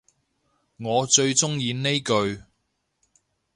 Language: Cantonese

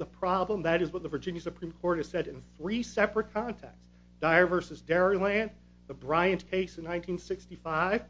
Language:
English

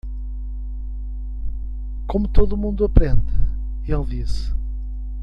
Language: Portuguese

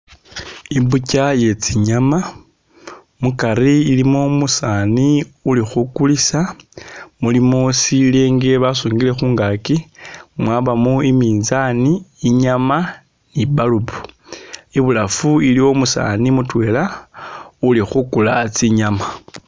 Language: Masaaba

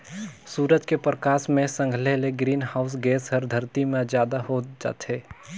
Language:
Chhattisgarhi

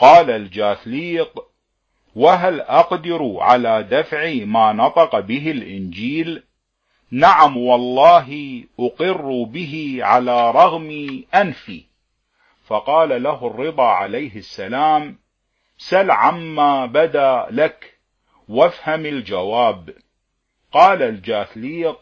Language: Arabic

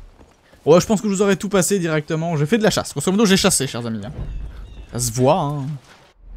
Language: French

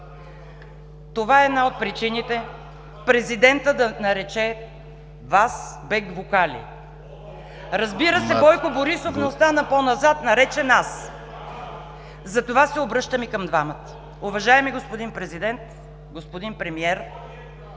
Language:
Bulgarian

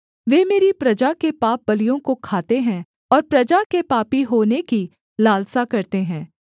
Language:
Hindi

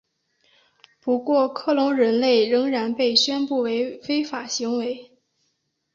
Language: Chinese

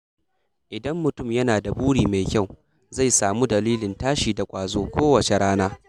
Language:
Hausa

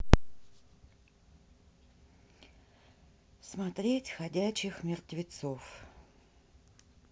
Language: Russian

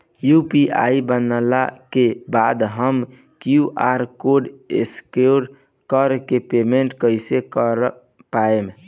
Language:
Bhojpuri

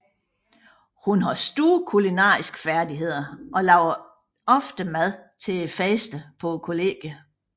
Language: Danish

